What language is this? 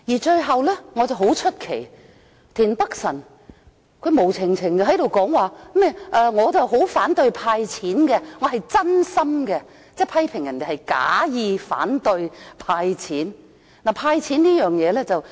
Cantonese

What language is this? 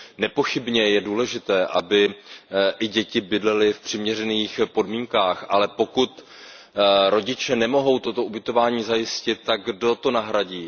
Czech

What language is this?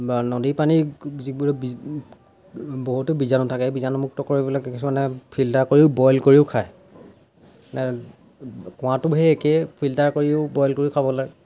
Assamese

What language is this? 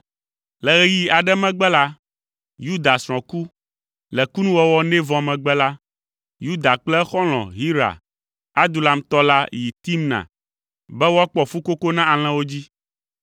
Ewe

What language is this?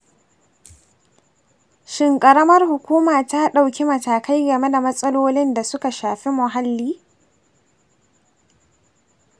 Hausa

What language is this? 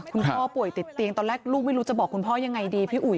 Thai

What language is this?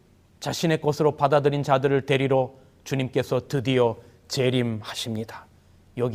Korean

